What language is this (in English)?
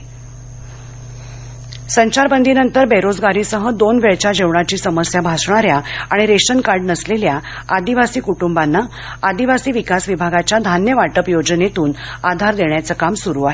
Marathi